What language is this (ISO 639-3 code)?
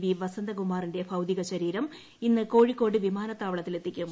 mal